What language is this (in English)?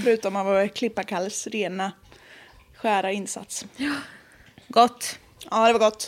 Swedish